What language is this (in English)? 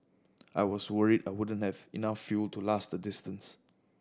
English